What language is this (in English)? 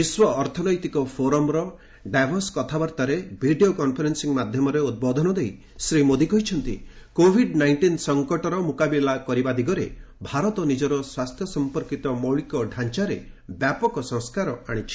Odia